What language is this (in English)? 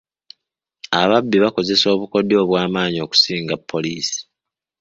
Ganda